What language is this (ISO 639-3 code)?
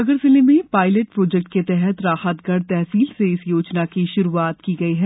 hin